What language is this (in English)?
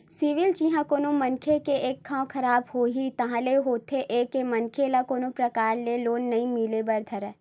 Chhattisgarhi